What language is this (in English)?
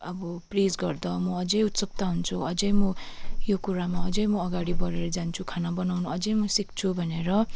Nepali